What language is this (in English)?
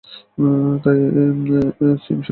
Bangla